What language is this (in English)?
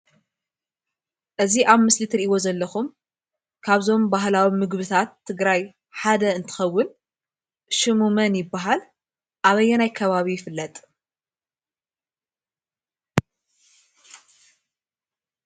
Tigrinya